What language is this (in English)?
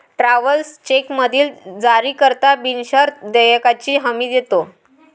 Marathi